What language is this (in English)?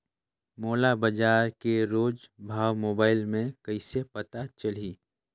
Chhattisgarhi